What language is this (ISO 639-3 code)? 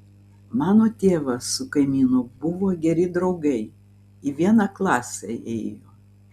lit